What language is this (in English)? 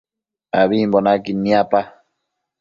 Matsés